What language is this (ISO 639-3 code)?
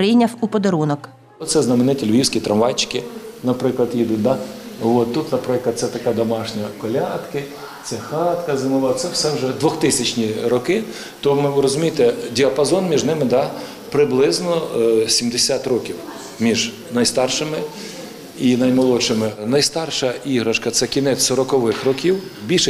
ukr